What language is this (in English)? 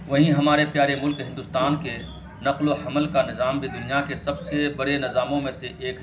Urdu